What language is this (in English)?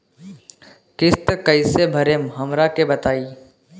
Bhojpuri